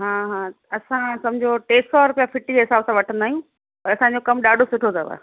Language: Sindhi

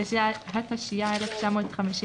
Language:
Hebrew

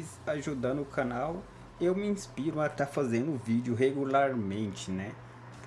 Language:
Portuguese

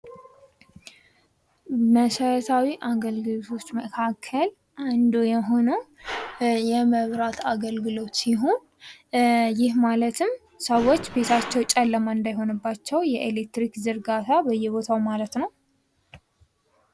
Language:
Amharic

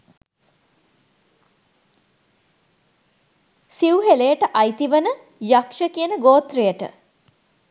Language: Sinhala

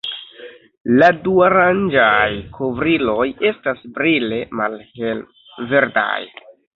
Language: Esperanto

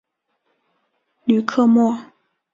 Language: Chinese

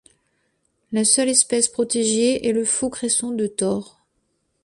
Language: French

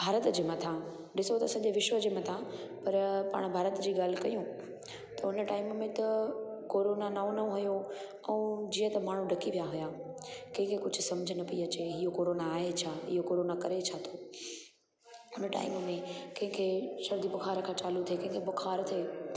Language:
Sindhi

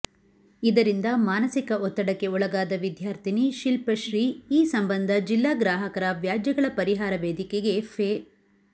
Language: Kannada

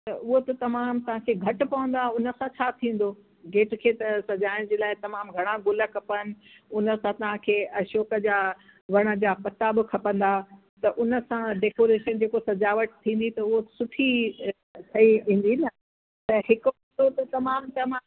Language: Sindhi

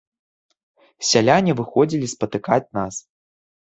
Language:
Belarusian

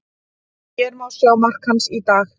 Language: Icelandic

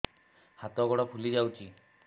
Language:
Odia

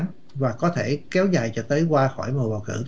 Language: Vietnamese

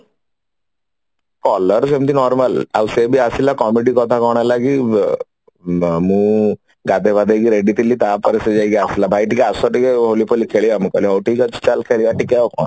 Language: Odia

